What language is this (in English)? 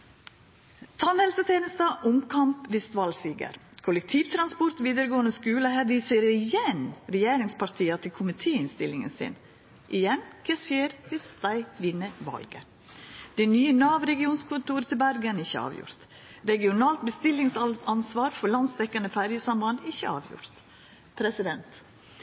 Norwegian Nynorsk